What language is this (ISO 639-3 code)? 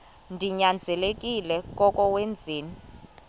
xho